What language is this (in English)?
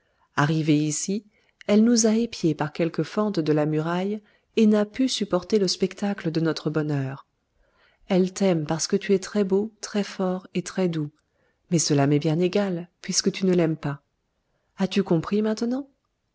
French